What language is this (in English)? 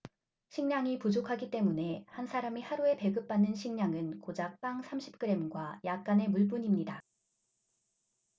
Korean